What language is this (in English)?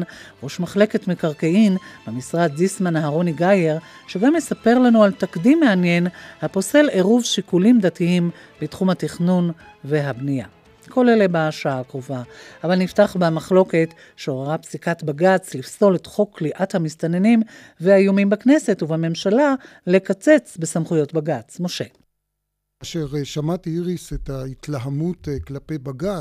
Hebrew